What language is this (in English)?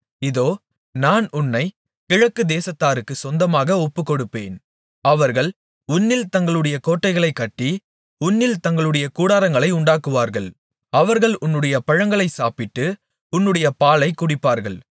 Tamil